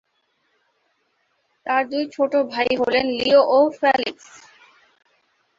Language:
Bangla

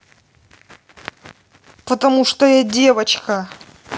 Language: Russian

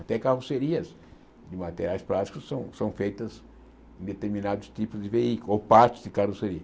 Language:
Portuguese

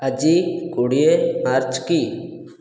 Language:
Odia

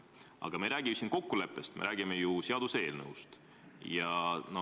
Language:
Estonian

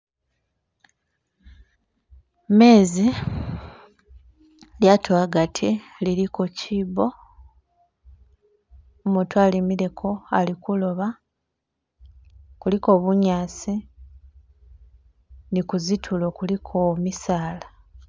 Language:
Masaaba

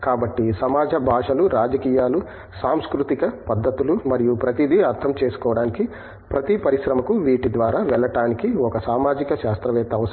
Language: Telugu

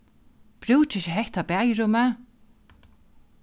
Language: Faroese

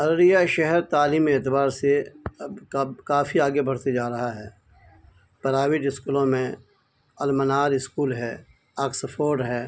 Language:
Urdu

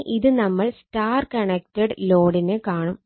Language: Malayalam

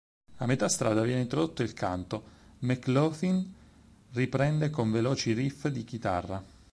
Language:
Italian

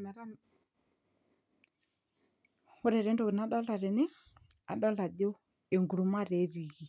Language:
Masai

